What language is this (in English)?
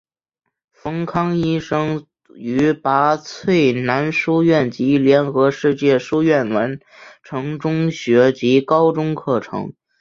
Chinese